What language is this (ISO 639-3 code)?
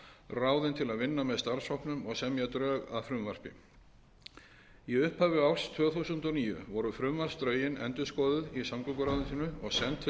isl